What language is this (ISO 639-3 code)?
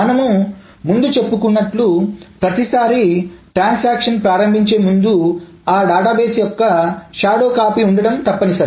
tel